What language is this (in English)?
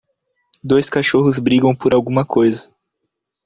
Portuguese